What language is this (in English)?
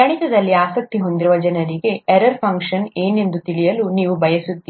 Kannada